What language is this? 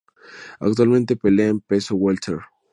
Spanish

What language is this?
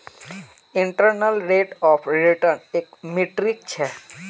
Magahi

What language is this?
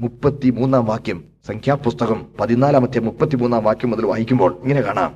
Malayalam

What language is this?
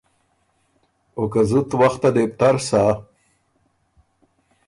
Ormuri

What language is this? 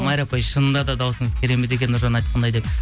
Kazakh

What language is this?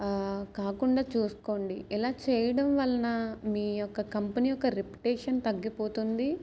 Telugu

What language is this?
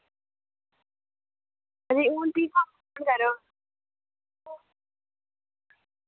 Dogri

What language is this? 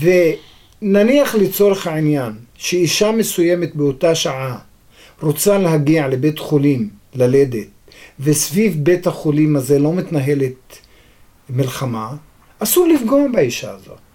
Hebrew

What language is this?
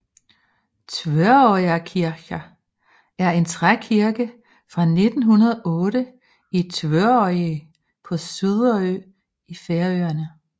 Danish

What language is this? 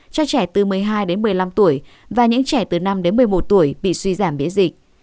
Vietnamese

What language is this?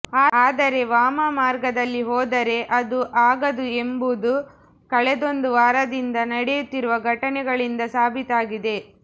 Kannada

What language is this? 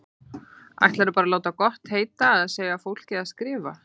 Icelandic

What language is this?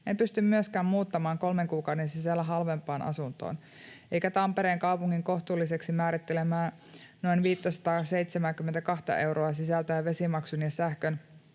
Finnish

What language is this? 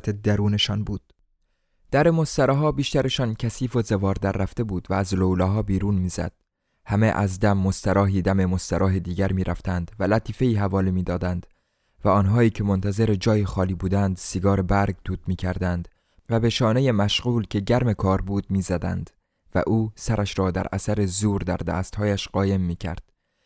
Persian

